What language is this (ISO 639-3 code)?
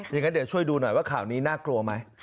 tha